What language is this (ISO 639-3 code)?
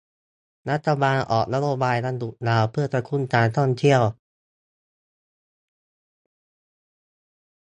tha